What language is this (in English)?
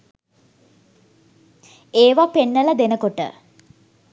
Sinhala